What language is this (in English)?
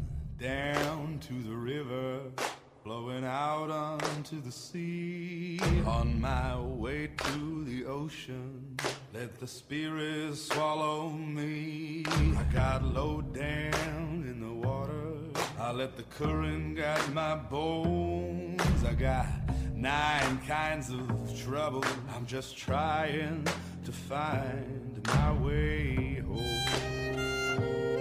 Turkish